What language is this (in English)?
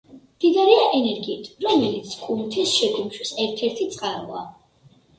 Georgian